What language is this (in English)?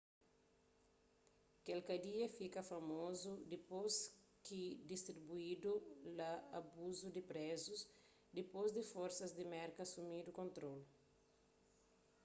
Kabuverdianu